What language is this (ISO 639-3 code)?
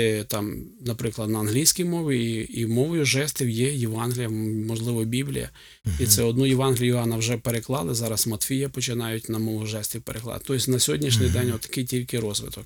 ukr